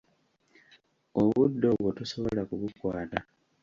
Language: Ganda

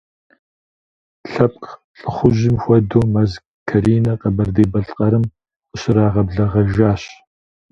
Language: Kabardian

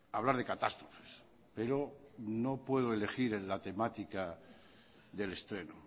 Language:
Spanish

